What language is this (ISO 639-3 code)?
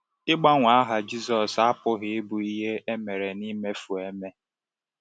ibo